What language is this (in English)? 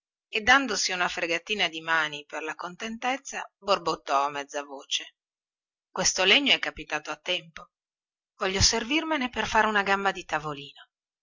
Italian